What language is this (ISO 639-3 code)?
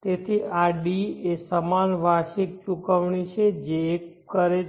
guj